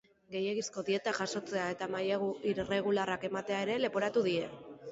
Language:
Basque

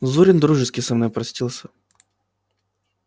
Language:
Russian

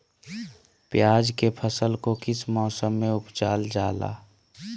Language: Magahi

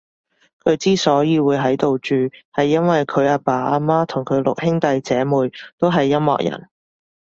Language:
Cantonese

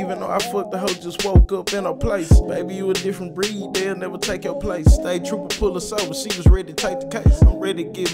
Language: English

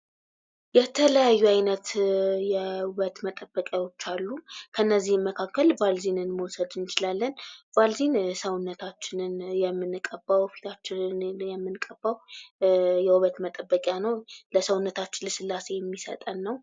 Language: Amharic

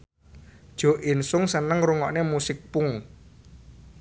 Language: Javanese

